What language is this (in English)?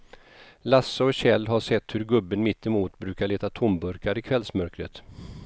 Swedish